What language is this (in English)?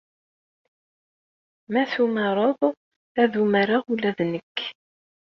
Kabyle